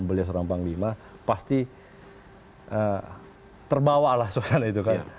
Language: Indonesian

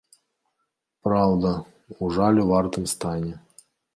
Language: Belarusian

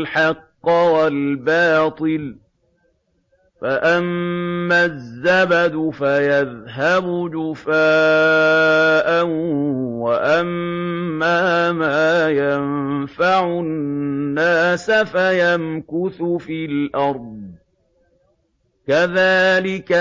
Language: Arabic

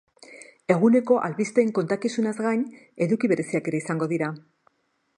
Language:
Basque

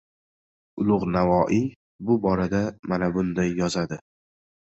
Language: Uzbek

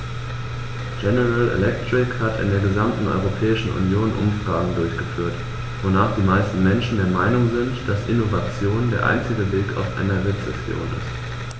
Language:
German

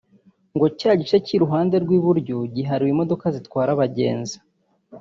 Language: Kinyarwanda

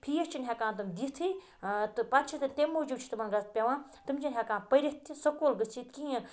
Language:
Kashmiri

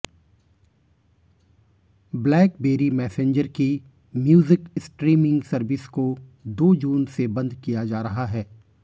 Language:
Hindi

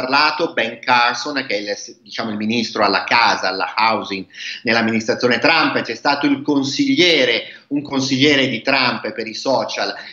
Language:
Italian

